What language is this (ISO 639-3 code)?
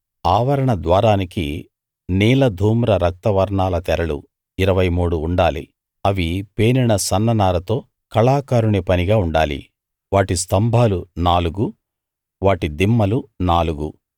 tel